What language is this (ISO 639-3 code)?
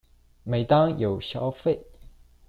zho